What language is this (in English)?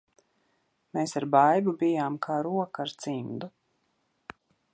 Latvian